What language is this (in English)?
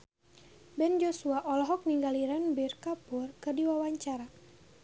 Sundanese